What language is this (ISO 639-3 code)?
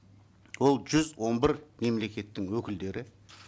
kaz